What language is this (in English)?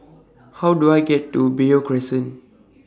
English